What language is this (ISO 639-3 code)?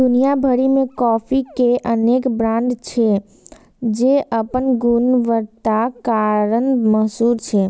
mai